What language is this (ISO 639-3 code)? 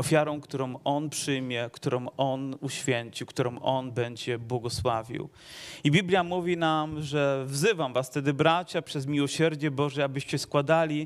pol